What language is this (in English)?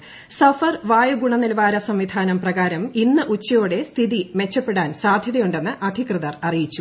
Malayalam